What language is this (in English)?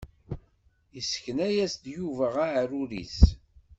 Kabyle